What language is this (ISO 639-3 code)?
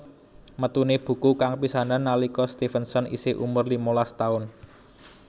jav